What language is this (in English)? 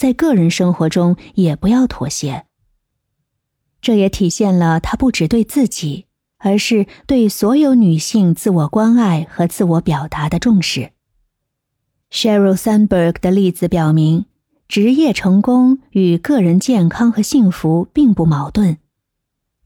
Chinese